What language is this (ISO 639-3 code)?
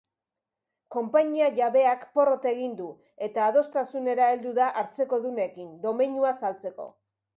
eus